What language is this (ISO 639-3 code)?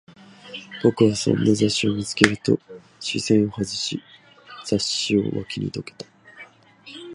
jpn